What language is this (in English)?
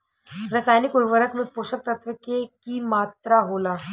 Bhojpuri